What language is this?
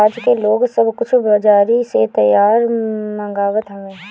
Bhojpuri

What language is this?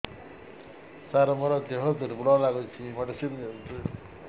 Odia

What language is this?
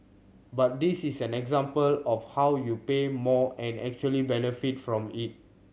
English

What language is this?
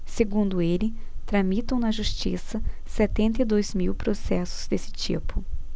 Portuguese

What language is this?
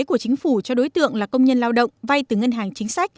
Vietnamese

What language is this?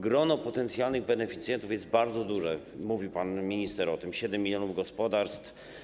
Polish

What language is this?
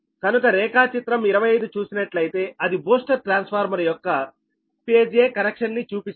Telugu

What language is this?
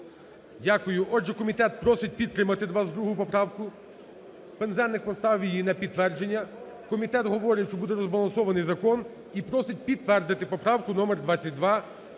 Ukrainian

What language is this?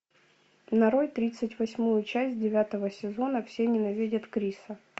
Russian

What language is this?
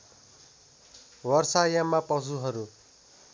Nepali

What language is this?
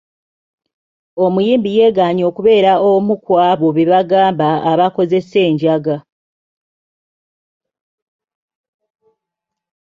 Ganda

